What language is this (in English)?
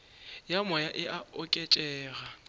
Northern Sotho